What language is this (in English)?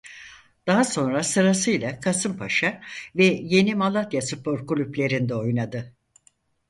Turkish